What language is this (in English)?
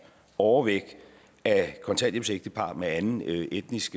Danish